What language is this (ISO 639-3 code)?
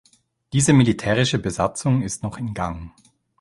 deu